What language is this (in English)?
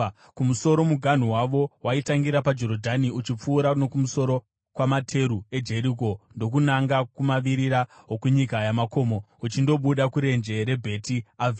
Shona